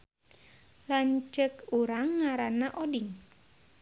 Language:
Sundanese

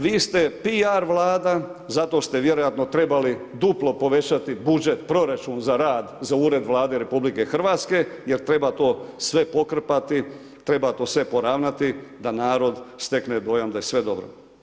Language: Croatian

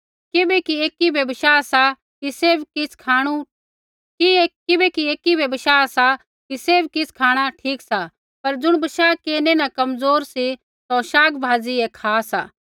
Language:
Kullu Pahari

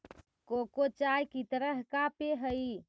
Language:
Magahi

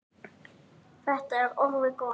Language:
Icelandic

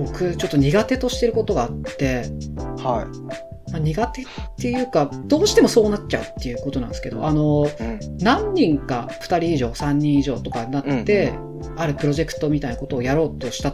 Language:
Japanese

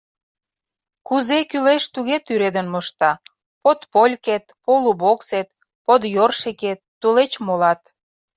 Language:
Mari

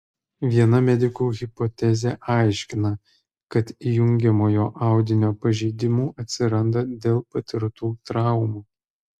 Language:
Lithuanian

